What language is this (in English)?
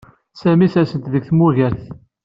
Kabyle